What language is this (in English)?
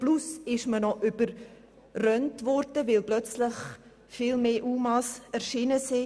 Swiss German